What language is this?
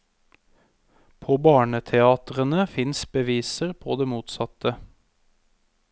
Norwegian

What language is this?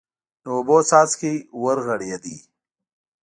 Pashto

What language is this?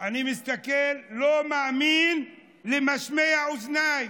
Hebrew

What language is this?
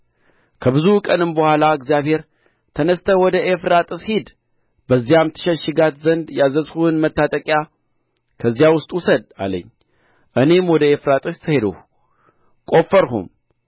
Amharic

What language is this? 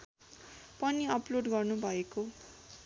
Nepali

